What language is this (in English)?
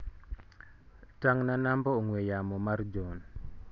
Luo (Kenya and Tanzania)